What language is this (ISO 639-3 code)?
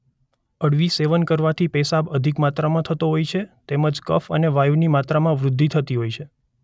guj